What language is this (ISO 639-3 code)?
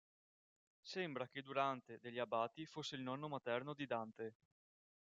ita